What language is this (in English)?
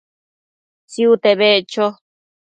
Matsés